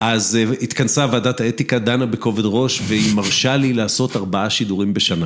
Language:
Hebrew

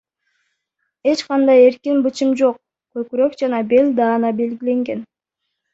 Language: Kyrgyz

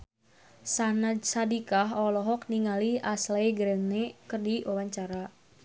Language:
Sundanese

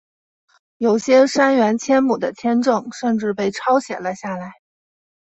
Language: Chinese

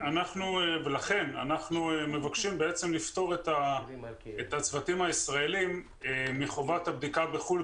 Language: Hebrew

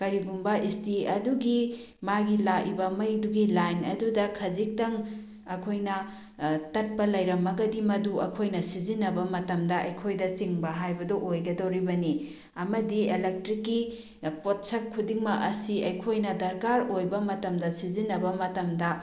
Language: Manipuri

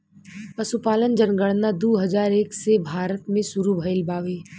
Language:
Bhojpuri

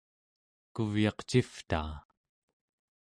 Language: Central Yupik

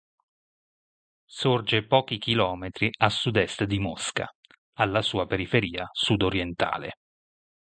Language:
Italian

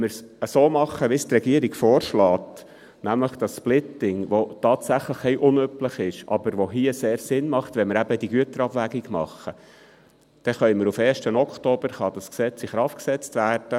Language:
Swiss German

